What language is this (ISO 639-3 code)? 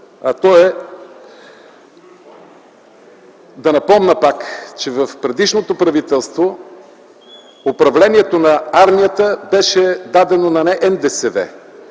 bul